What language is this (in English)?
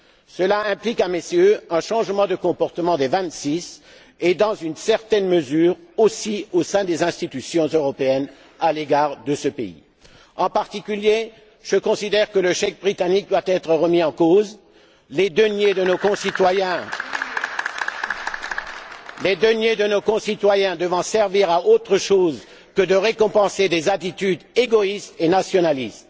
French